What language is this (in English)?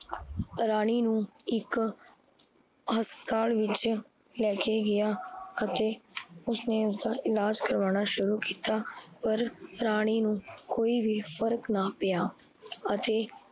Punjabi